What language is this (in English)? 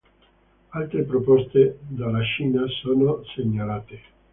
Italian